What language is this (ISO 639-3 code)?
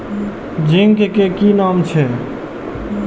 mai